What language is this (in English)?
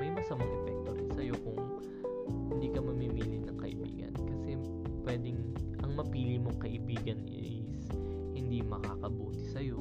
Filipino